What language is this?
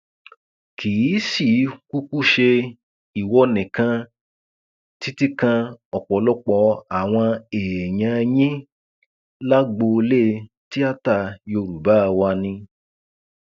Yoruba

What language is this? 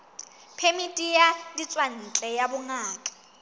Southern Sotho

